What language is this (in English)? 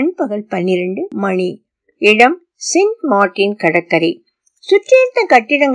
Tamil